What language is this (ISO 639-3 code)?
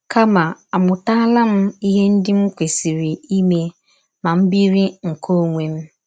ibo